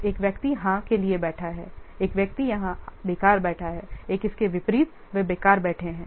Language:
Hindi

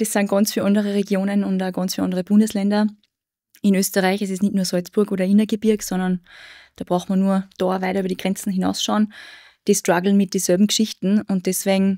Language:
German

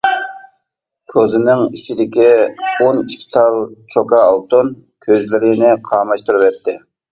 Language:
Uyghur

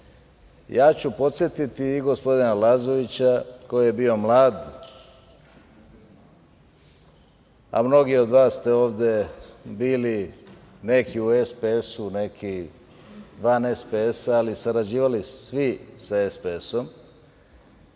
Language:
Serbian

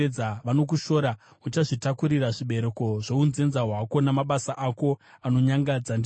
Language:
Shona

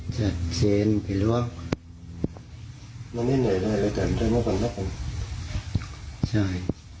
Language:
Thai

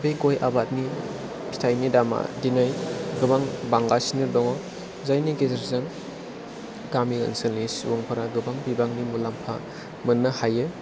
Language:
Bodo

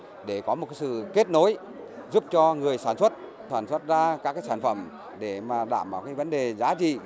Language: Vietnamese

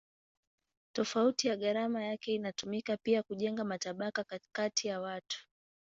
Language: Swahili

